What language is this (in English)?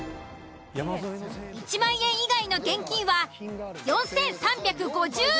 Japanese